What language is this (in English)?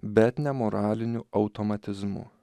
Lithuanian